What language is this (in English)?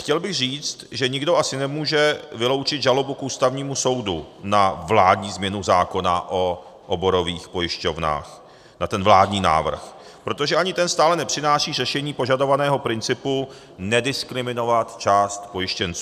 Czech